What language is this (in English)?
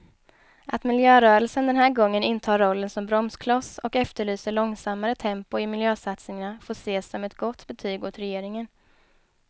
Swedish